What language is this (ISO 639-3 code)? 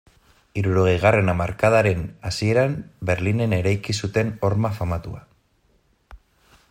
eus